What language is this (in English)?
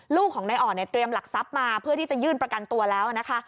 Thai